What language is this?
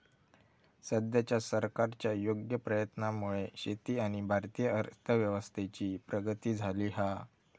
Marathi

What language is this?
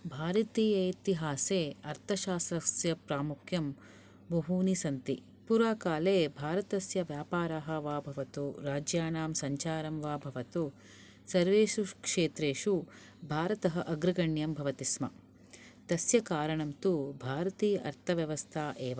Sanskrit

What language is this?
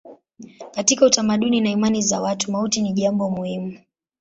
Swahili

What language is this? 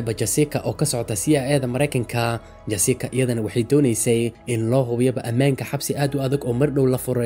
Arabic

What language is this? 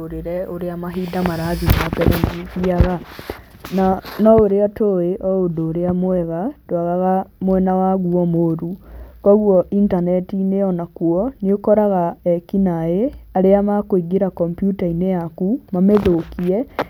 Kikuyu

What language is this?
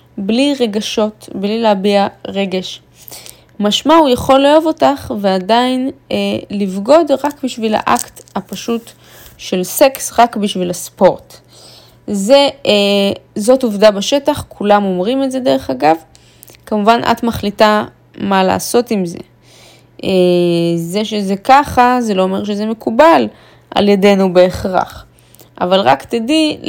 Hebrew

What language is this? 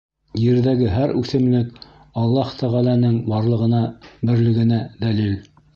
Bashkir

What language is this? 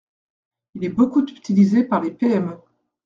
French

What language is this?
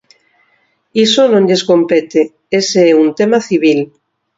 Galician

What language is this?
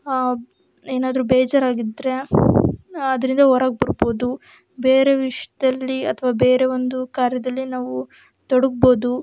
Kannada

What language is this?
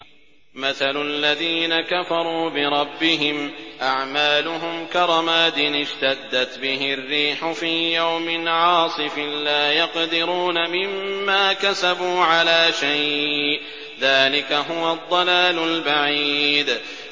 Arabic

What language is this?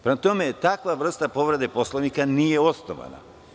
Serbian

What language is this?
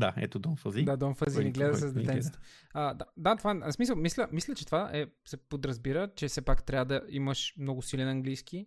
Bulgarian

